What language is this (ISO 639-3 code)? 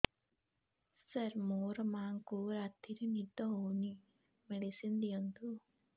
ori